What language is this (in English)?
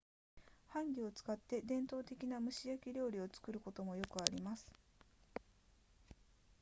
Japanese